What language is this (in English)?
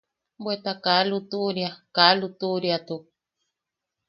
Yaqui